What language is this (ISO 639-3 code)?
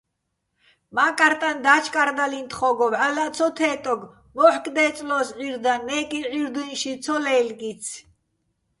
bbl